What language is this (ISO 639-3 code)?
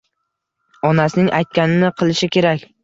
uzb